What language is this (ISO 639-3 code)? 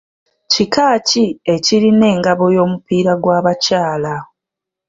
lug